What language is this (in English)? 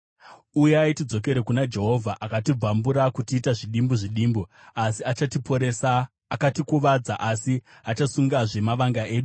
Shona